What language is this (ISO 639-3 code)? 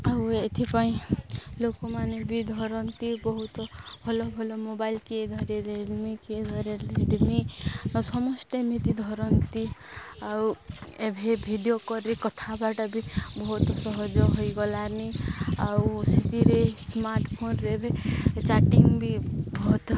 ori